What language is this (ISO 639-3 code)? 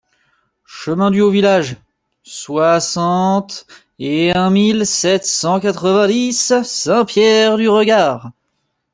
fra